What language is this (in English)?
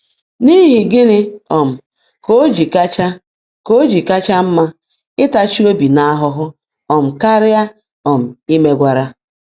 Igbo